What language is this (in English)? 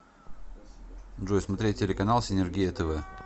Russian